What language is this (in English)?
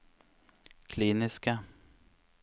Norwegian